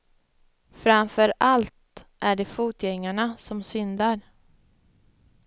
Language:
Swedish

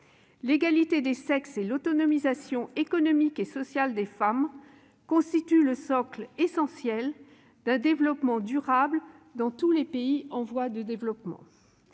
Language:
French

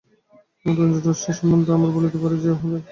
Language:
Bangla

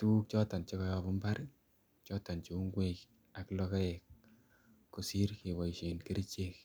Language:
Kalenjin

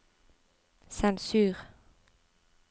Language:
Norwegian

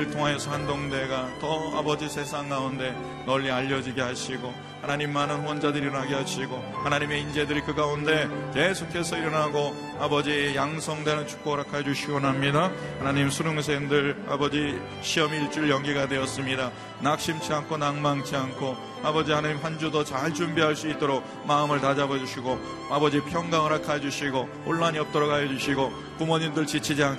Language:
Korean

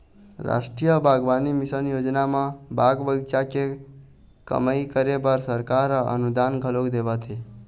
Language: Chhattisgarhi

